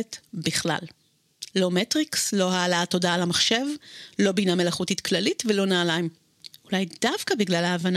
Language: Hebrew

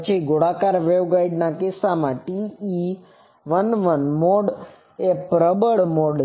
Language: Gujarati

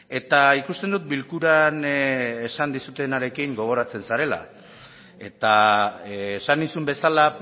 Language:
Basque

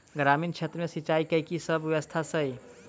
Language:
Maithili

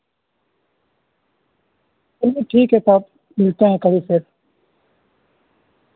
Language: Urdu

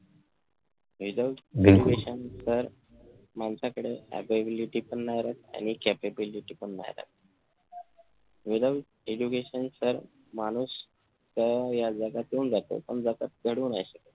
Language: Marathi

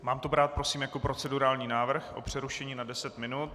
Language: Czech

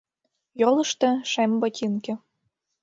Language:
Mari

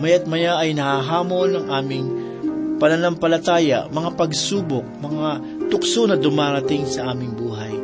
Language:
Filipino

